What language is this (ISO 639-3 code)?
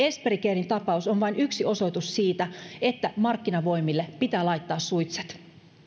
fin